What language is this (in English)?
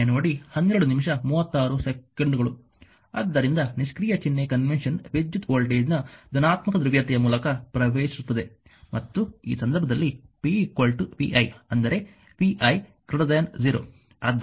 Kannada